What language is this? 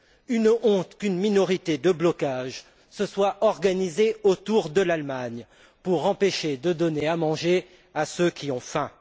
French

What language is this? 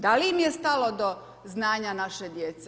Croatian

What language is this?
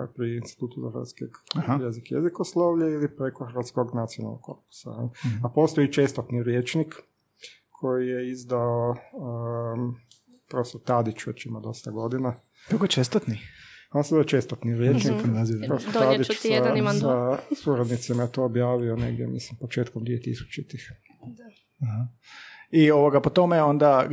Croatian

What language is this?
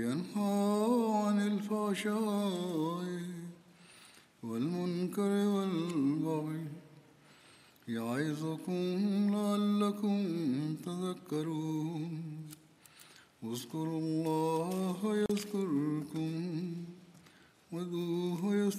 Malayalam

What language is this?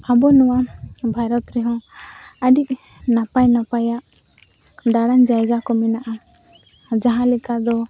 Santali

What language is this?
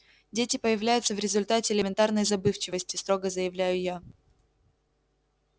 Russian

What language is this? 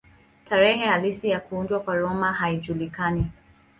Swahili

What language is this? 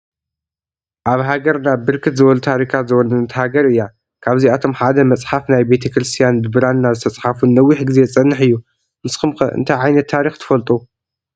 Tigrinya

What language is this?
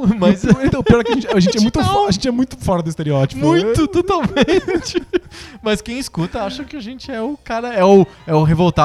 Portuguese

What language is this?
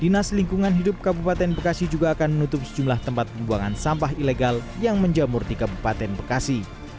Indonesian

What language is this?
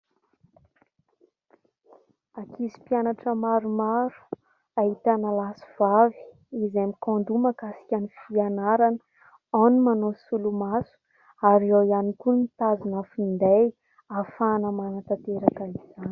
Malagasy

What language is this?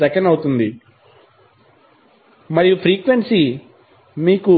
Telugu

